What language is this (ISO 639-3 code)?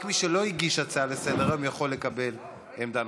heb